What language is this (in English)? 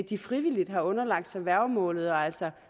Danish